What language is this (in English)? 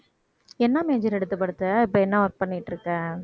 Tamil